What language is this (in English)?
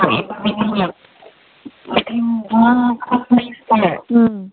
Manipuri